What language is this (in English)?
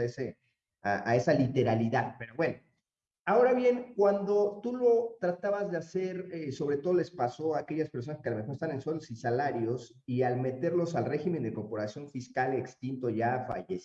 Spanish